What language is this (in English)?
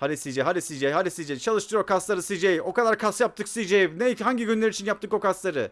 Turkish